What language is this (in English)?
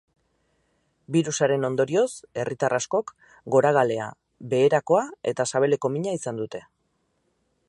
Basque